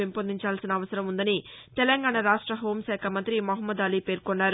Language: Telugu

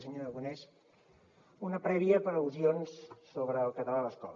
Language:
Catalan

